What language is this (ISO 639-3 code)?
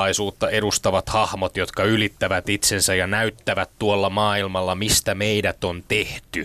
fin